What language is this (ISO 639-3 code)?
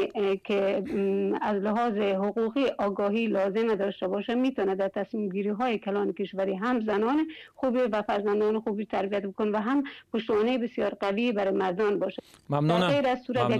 fas